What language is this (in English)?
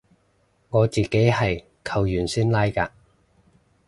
Cantonese